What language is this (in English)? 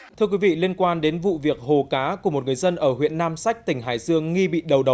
Vietnamese